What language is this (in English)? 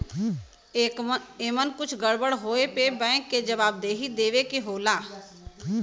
Bhojpuri